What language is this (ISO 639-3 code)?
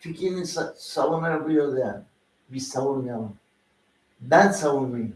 tur